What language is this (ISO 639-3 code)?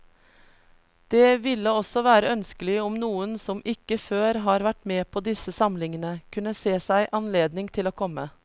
nor